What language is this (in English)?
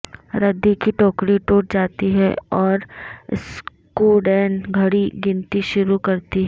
Urdu